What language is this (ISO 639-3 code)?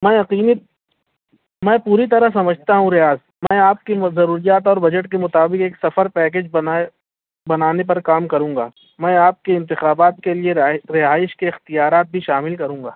urd